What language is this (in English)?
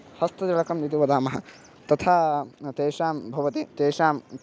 Sanskrit